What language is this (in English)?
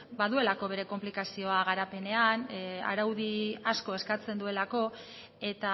Basque